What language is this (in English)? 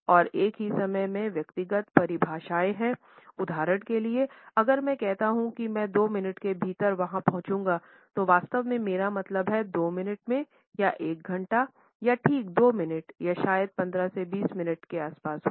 Hindi